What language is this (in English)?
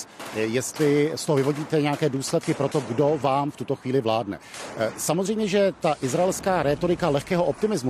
Czech